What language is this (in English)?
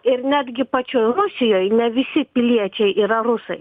Lithuanian